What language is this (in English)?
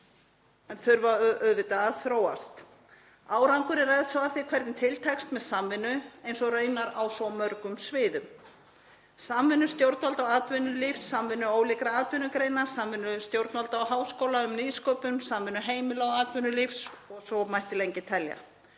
Icelandic